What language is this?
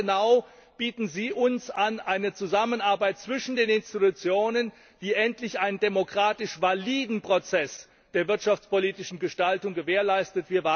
German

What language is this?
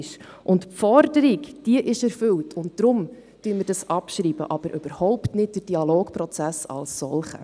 Swiss German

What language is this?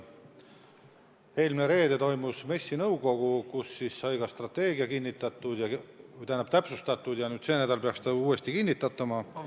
Estonian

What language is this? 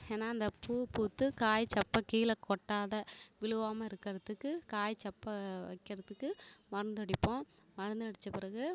Tamil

